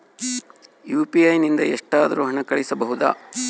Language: Kannada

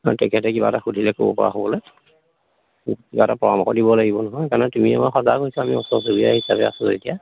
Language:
Assamese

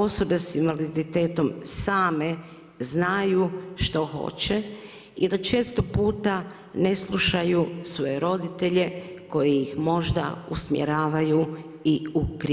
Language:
Croatian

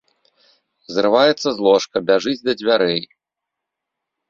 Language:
Belarusian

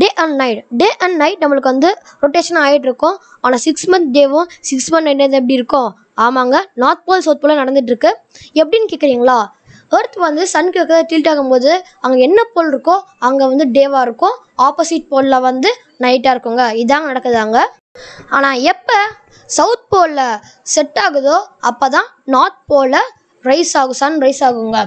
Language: Romanian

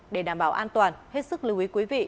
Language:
Vietnamese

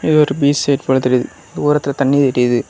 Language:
Tamil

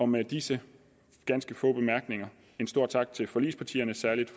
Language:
Danish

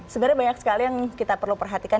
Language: Indonesian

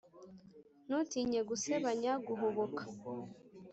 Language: Kinyarwanda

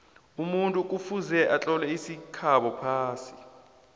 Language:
South Ndebele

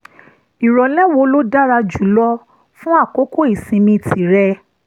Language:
Yoruba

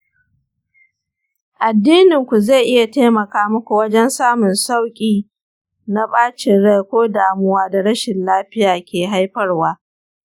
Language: Hausa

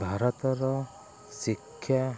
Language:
Odia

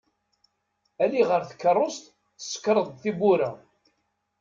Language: Kabyle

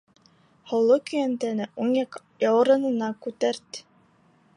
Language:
Bashkir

